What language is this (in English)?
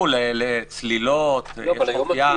Hebrew